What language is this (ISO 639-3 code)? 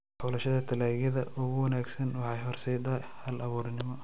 som